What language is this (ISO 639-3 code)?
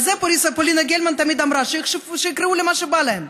heb